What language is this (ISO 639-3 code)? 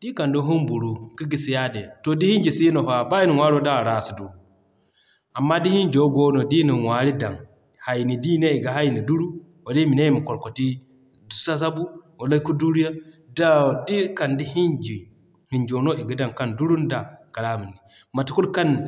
dje